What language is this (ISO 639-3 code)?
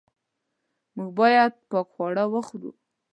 pus